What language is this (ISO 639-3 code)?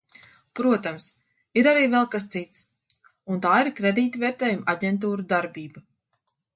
lav